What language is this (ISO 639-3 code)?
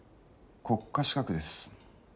jpn